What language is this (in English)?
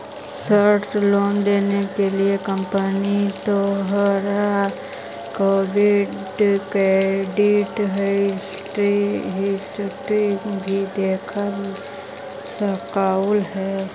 Magahi